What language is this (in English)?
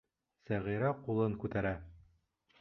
Bashkir